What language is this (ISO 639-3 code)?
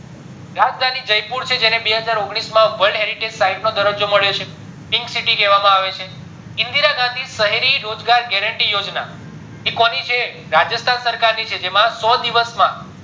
guj